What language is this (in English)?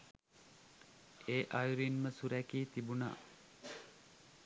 Sinhala